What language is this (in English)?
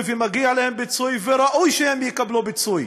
Hebrew